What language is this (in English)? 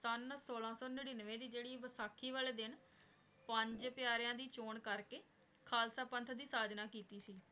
Punjabi